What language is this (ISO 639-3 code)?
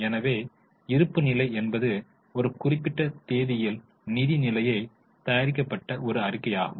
tam